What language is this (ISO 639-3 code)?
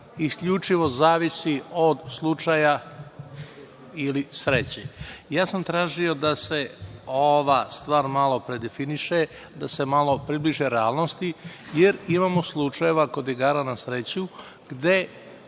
srp